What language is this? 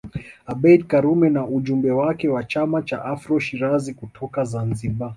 Swahili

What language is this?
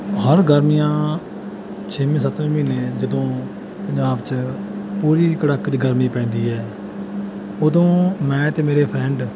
Punjabi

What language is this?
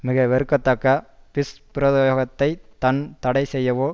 Tamil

